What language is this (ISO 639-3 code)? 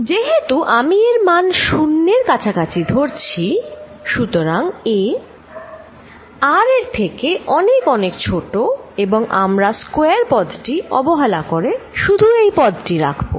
ben